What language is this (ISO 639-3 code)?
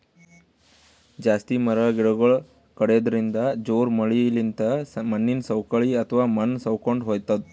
kan